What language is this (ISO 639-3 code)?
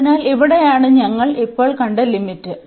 mal